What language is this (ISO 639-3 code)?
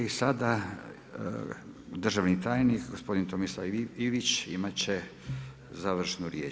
hrv